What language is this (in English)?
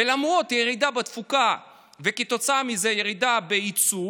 Hebrew